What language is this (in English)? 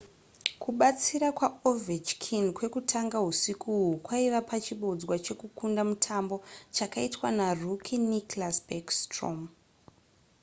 Shona